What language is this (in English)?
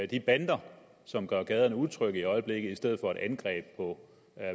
Danish